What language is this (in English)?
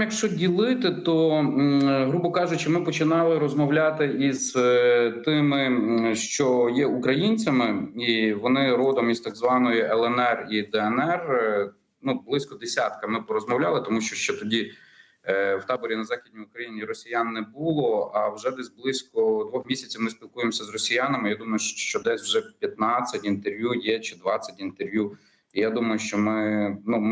Ukrainian